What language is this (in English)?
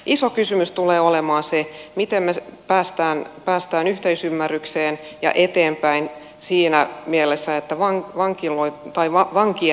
Finnish